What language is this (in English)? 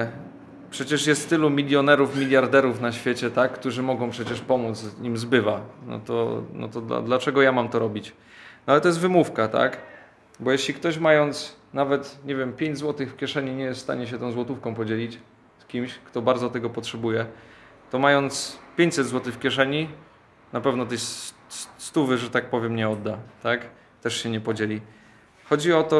Polish